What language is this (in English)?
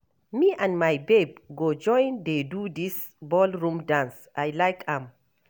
Nigerian Pidgin